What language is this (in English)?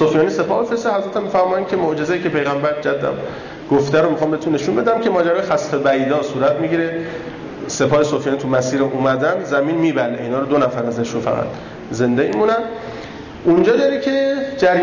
Persian